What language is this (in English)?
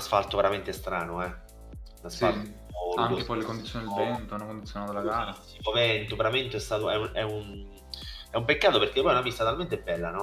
Italian